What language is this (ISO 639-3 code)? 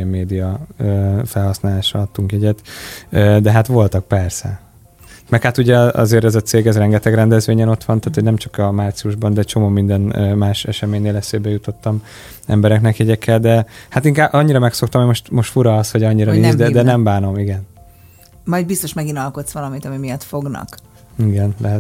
hun